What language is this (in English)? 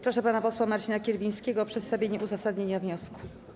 Polish